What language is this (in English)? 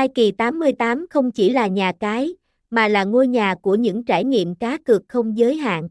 Vietnamese